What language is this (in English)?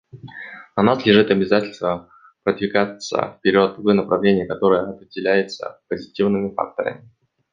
Russian